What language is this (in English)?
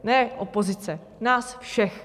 Czech